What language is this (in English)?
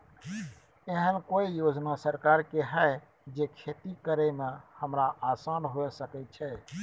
Maithili